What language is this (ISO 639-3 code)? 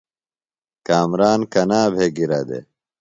phl